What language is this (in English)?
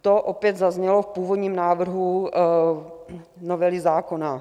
Czech